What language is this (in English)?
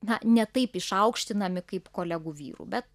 Lithuanian